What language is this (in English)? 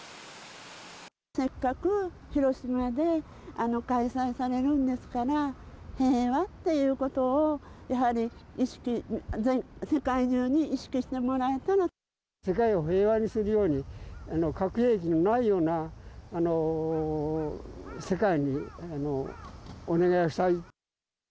Japanese